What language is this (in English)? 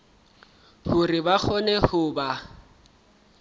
Southern Sotho